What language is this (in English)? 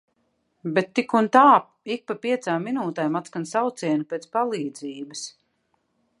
Latvian